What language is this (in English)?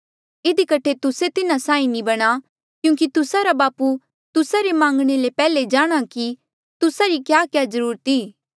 Mandeali